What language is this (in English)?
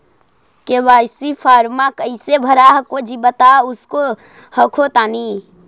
Magahi